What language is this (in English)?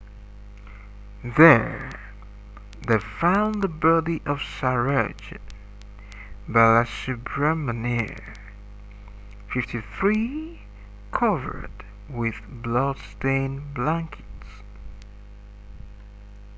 English